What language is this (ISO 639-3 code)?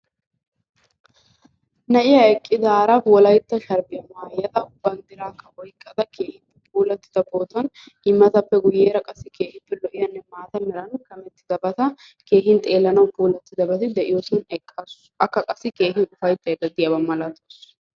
wal